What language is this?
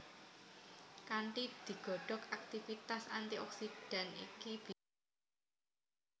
Javanese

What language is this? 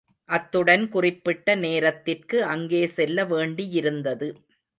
Tamil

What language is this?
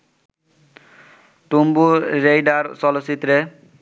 Bangla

